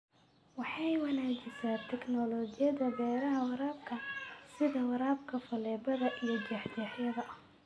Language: Somali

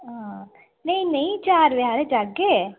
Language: Dogri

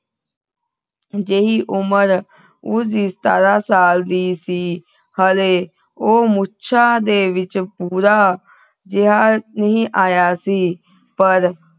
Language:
Punjabi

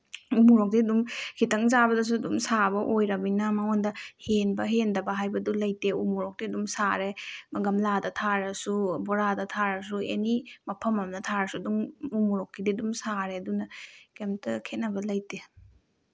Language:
Manipuri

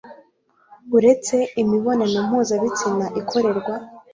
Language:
Kinyarwanda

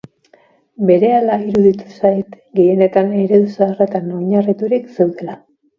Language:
Basque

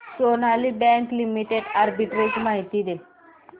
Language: Marathi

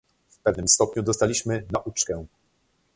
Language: Polish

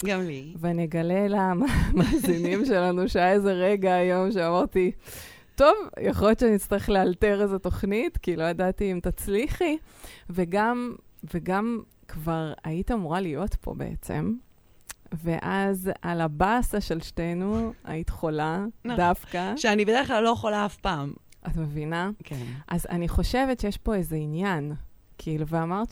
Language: Hebrew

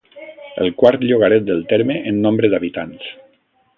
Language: Catalan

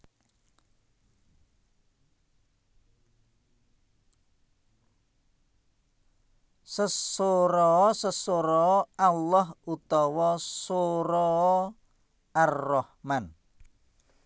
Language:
Javanese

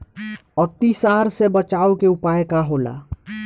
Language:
Bhojpuri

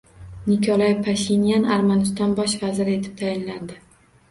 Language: Uzbek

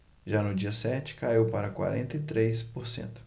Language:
Portuguese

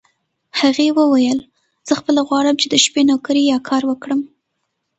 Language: Pashto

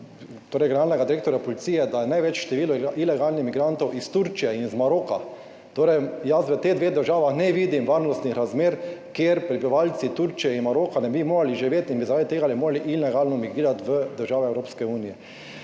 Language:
Slovenian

